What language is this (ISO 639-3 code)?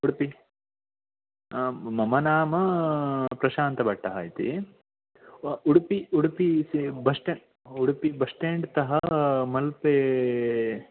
san